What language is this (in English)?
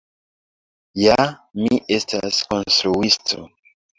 Esperanto